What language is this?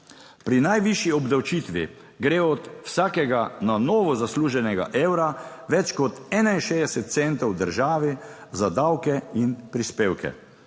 Slovenian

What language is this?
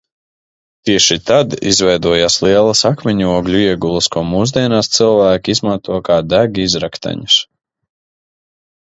Latvian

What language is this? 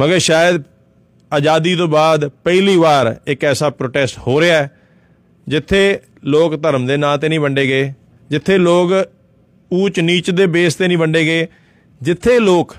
Punjabi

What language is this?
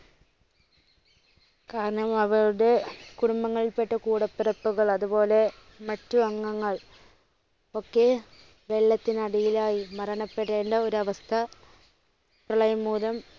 Malayalam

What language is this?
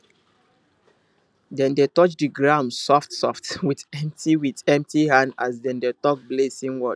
Nigerian Pidgin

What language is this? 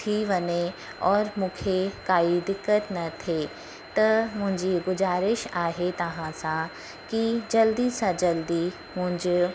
Sindhi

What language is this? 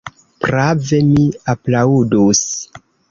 Esperanto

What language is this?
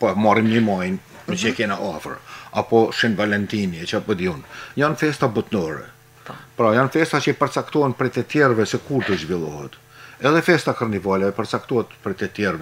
Romanian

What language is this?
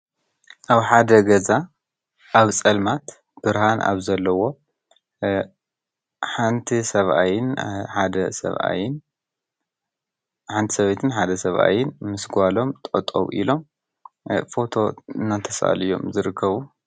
Tigrinya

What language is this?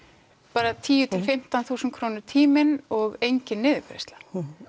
Icelandic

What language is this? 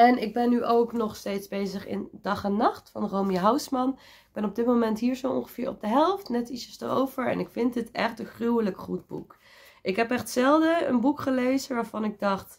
Dutch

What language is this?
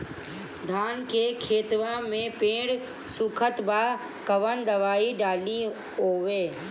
Bhojpuri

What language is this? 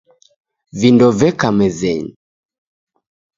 Taita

